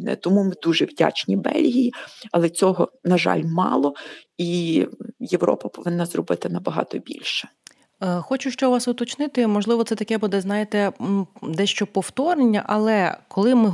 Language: Ukrainian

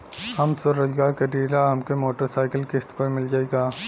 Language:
Bhojpuri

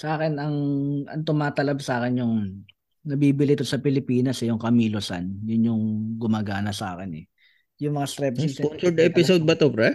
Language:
Filipino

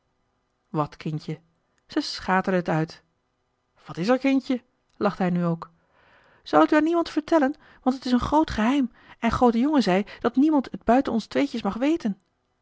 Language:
Dutch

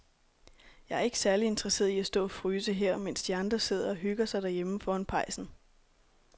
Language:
Danish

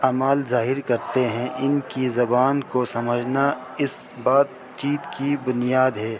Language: Urdu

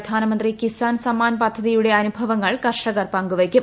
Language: Malayalam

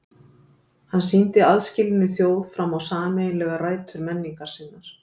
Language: Icelandic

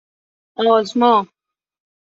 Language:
Persian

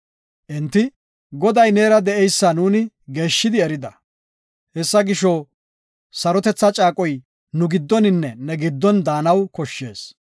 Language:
Gofa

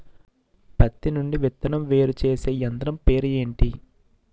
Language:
Telugu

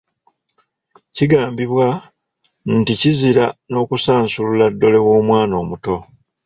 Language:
Ganda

